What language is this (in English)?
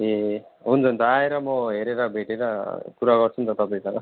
Nepali